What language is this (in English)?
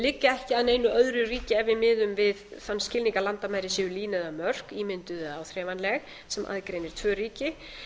Icelandic